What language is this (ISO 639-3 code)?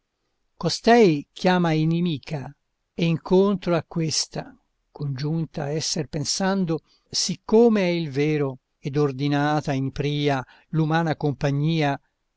ita